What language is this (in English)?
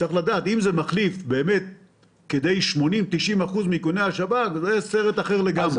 Hebrew